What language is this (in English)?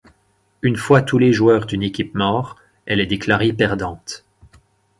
French